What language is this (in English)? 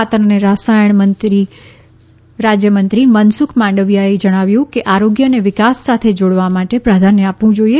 Gujarati